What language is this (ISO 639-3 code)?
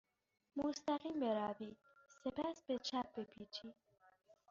fas